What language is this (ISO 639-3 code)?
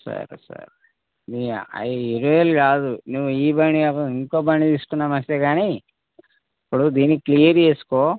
tel